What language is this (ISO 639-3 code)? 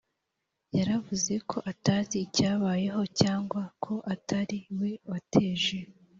kin